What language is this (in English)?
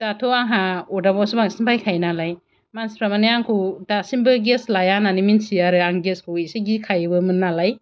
Bodo